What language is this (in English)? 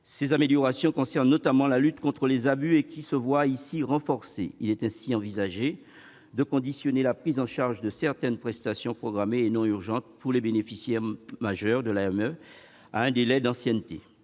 French